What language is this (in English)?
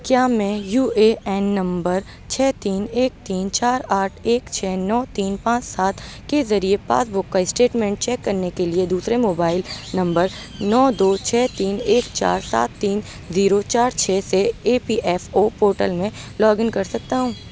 Urdu